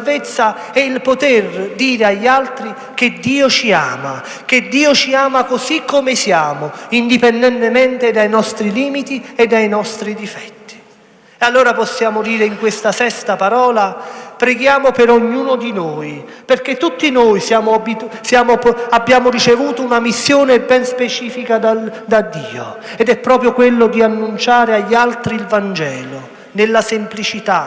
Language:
Italian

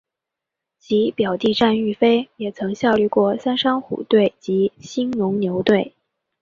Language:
Chinese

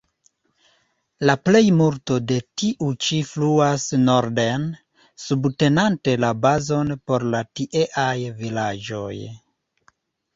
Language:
Esperanto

